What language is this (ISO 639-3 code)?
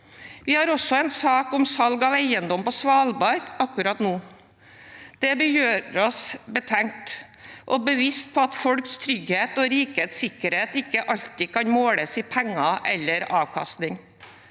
nor